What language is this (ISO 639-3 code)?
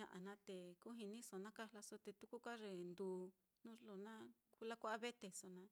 vmm